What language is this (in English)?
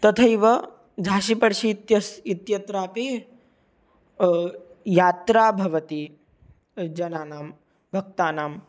Sanskrit